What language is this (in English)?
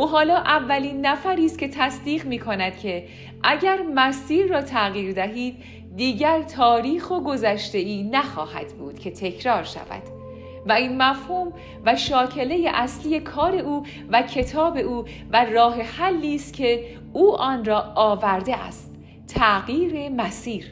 Persian